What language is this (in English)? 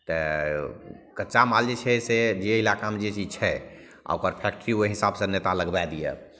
Maithili